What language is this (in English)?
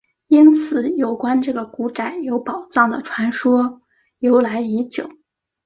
Chinese